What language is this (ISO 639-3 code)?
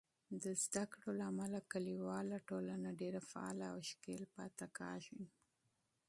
pus